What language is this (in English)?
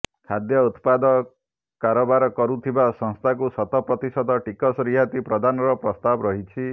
Odia